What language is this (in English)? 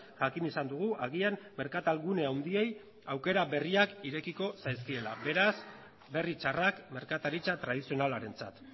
Basque